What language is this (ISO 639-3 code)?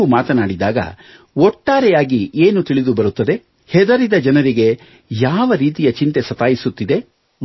kan